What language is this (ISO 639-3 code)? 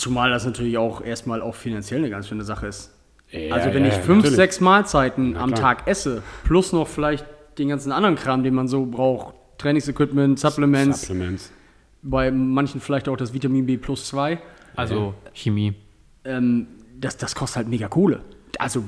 deu